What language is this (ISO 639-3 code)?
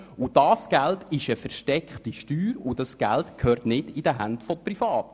gsw